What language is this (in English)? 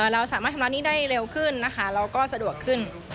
Thai